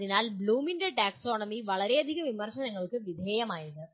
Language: Malayalam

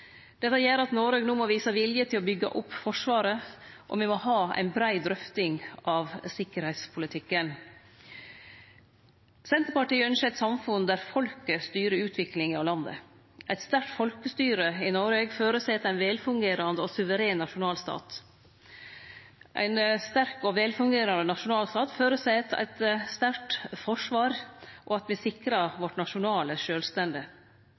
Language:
Norwegian Nynorsk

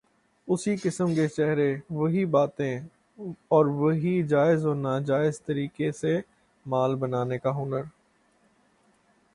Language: Urdu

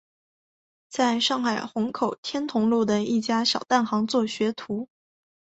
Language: Chinese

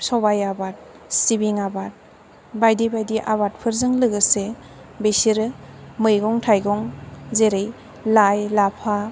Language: Bodo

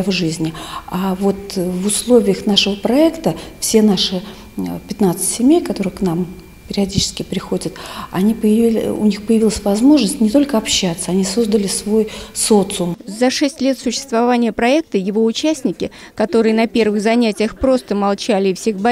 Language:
Russian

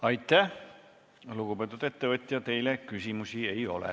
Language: Estonian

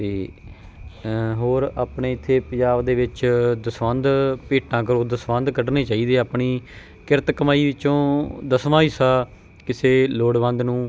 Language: Punjabi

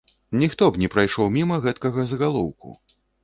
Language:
Belarusian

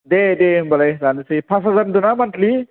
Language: Bodo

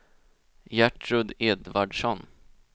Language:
Swedish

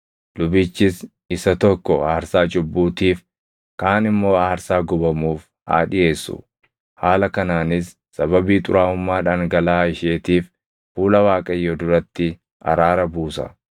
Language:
Oromo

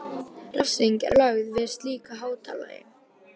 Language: Icelandic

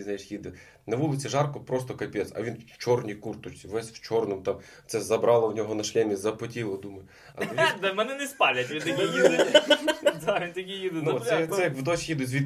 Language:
Ukrainian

